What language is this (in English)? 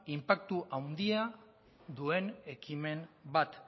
Basque